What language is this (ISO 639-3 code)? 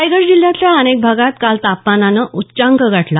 mar